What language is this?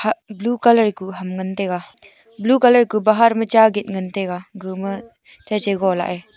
Wancho Naga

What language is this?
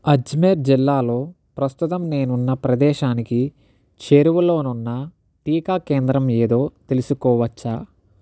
Telugu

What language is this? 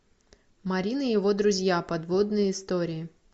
Russian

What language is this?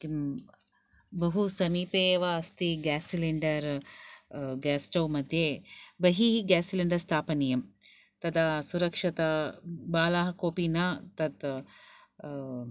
Sanskrit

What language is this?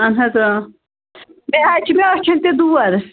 Kashmiri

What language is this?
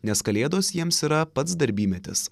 Lithuanian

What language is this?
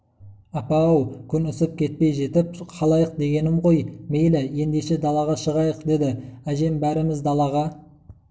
Kazakh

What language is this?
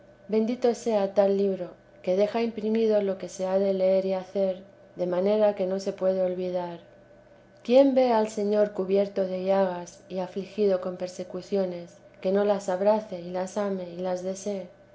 Spanish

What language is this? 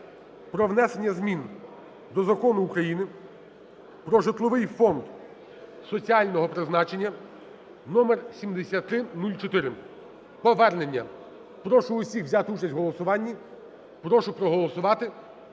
Ukrainian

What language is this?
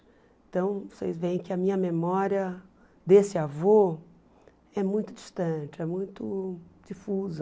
Portuguese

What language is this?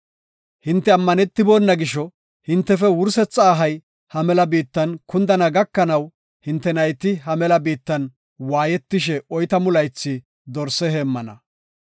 Gofa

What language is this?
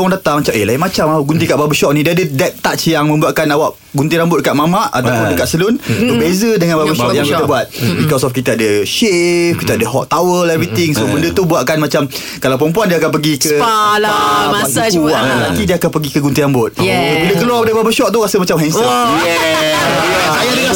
Malay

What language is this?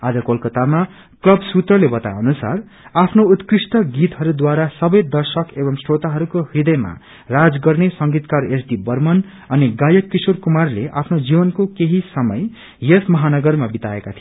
Nepali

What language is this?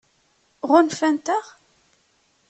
Kabyle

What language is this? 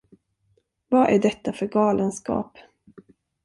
Swedish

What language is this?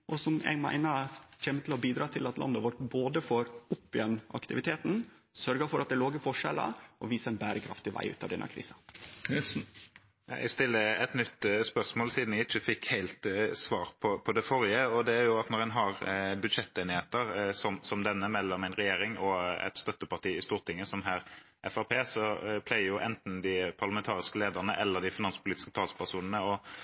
Norwegian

